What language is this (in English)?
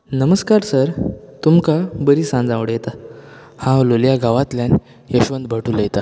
Konkani